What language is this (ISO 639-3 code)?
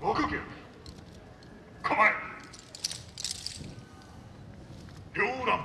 jpn